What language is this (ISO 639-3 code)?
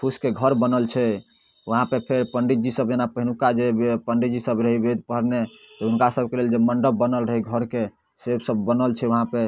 mai